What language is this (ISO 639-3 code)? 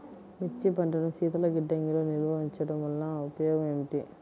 tel